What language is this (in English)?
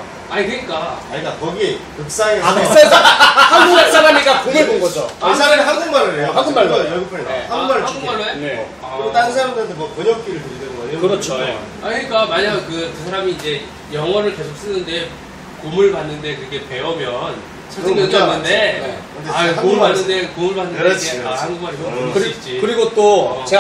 Korean